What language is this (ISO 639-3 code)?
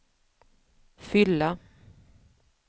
swe